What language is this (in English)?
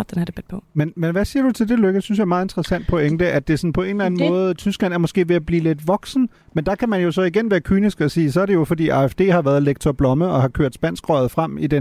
Danish